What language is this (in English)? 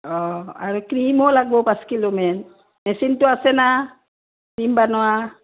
Assamese